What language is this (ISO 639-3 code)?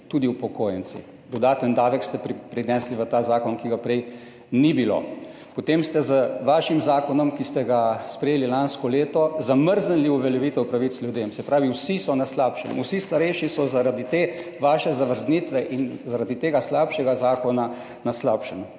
slv